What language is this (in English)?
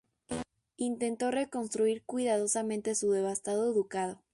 Spanish